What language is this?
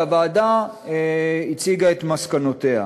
Hebrew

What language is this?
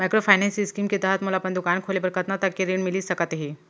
Chhattisgarhi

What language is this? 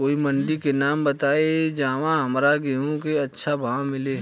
Bhojpuri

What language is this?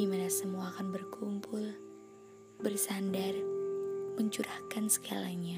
Indonesian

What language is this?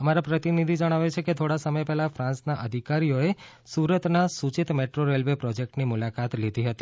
Gujarati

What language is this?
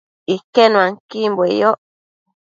Matsés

